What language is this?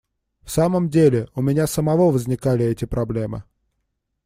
Russian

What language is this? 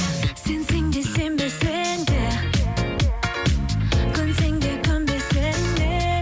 Kazakh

